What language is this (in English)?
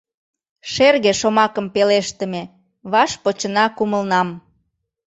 Mari